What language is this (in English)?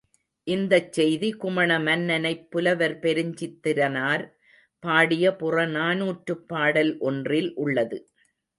Tamil